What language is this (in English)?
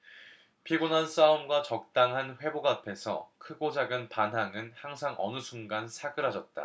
Korean